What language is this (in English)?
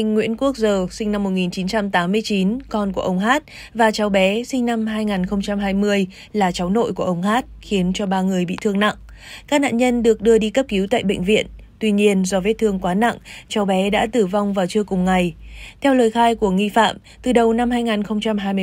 Vietnamese